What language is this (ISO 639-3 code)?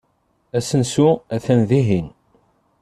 kab